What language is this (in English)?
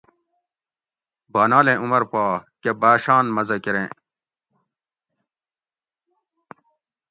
Gawri